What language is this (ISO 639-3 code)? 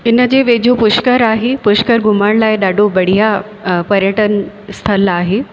snd